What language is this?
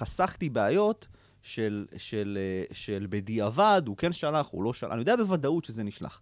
Hebrew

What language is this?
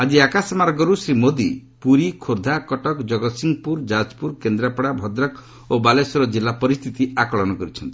Odia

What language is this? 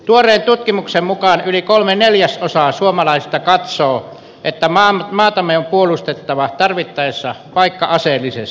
Finnish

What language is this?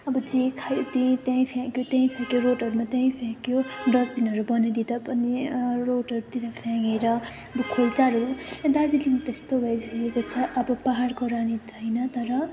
Nepali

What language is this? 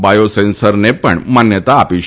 Gujarati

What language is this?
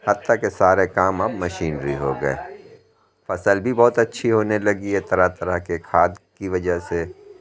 Urdu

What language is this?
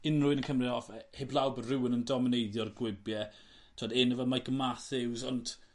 Welsh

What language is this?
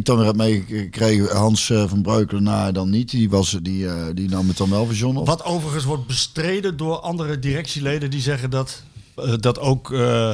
Dutch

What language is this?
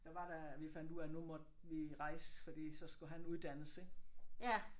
Danish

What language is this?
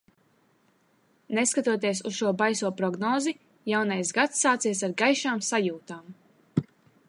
Latvian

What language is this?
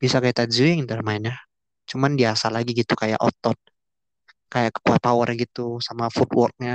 Indonesian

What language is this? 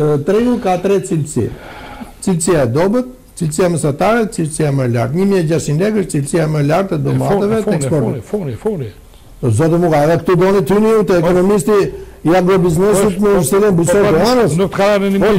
Romanian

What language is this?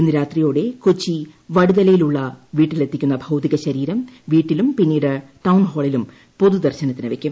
Malayalam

